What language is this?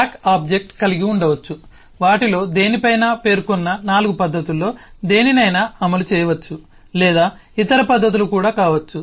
Telugu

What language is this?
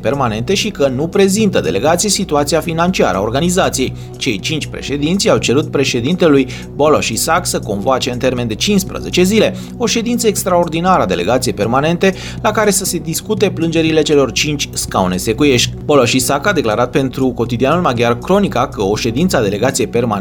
Romanian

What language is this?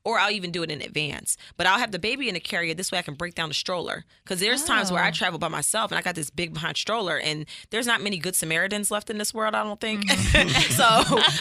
English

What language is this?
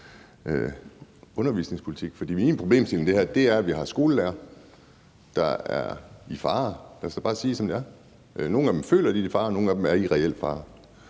Danish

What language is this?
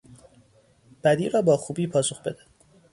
Persian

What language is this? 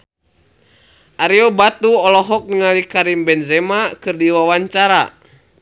Sundanese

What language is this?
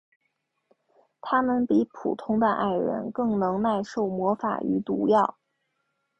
Chinese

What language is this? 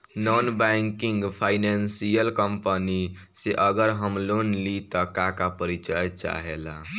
Bhojpuri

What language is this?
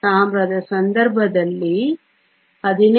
Kannada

